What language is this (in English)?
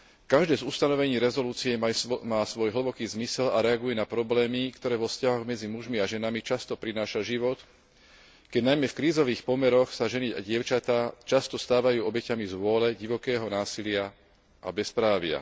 Slovak